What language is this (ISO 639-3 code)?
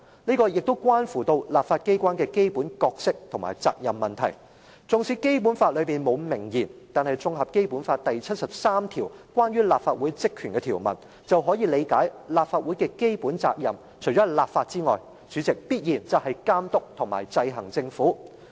yue